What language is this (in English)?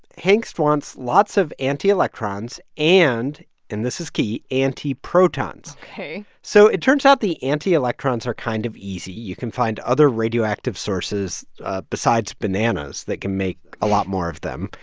English